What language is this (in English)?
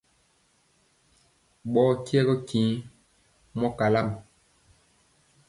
Mpiemo